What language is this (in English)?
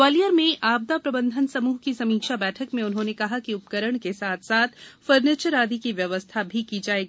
Hindi